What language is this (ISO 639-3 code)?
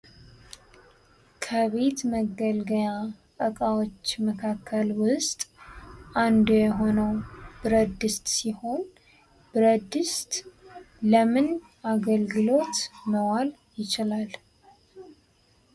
amh